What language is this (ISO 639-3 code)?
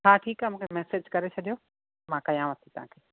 snd